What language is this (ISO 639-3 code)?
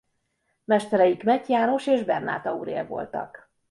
hun